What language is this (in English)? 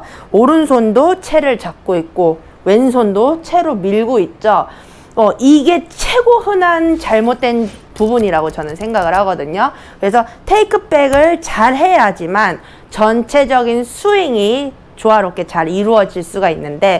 Korean